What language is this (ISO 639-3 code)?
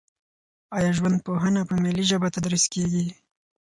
pus